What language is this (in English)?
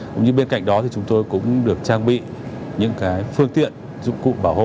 Vietnamese